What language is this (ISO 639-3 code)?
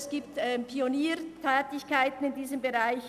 gsw